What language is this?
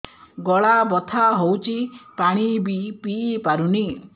Odia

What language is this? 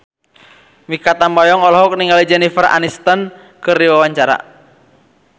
Sundanese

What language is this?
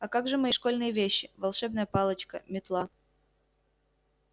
Russian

